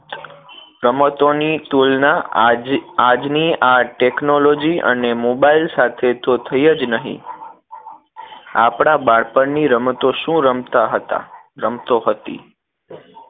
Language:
Gujarati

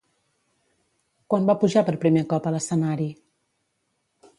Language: Catalan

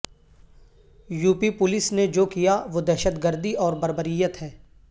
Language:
Urdu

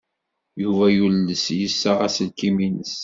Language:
Kabyle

